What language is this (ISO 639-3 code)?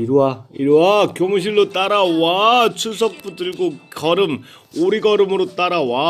kor